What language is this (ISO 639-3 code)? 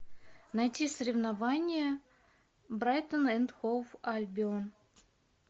rus